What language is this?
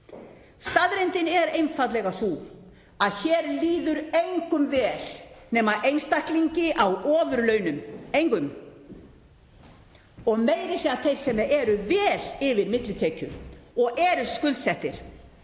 Icelandic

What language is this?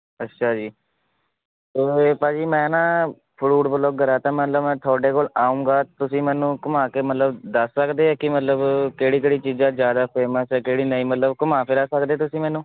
Punjabi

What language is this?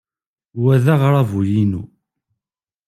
Kabyle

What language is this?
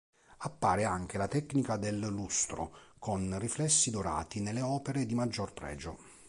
Italian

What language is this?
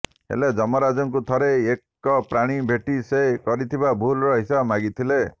Odia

